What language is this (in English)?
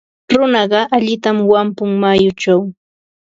Ambo-Pasco Quechua